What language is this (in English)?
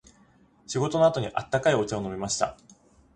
Japanese